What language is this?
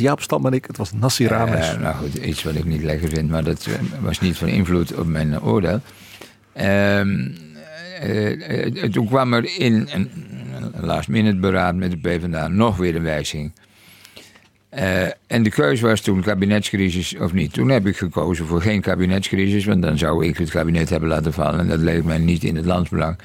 Dutch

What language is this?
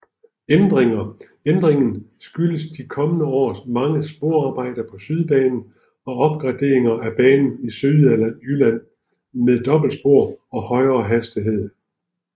Danish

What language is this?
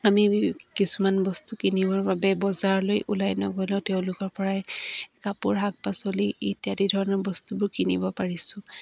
Assamese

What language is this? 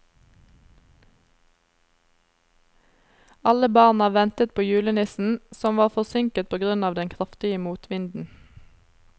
Norwegian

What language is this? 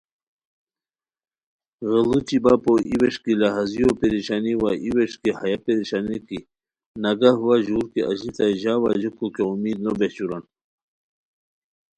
Khowar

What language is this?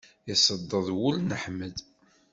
Kabyle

